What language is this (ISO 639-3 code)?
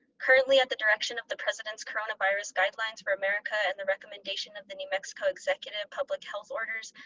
eng